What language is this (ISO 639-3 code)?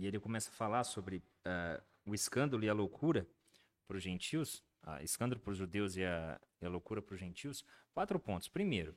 por